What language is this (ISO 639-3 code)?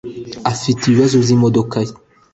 kin